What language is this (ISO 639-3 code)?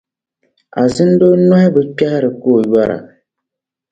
dag